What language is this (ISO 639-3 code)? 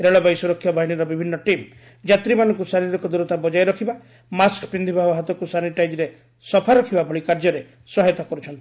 ori